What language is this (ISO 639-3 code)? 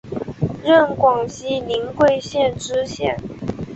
zho